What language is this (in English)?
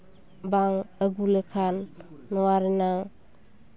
Santali